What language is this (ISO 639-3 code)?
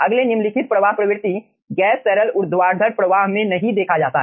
hin